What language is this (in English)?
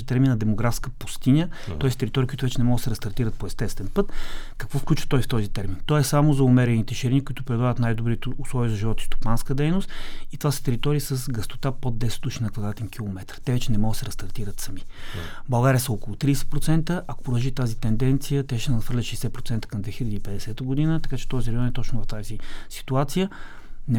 Bulgarian